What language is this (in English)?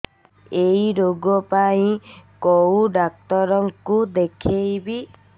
Odia